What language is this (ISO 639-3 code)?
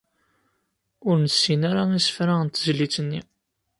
kab